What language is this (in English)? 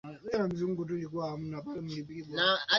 Swahili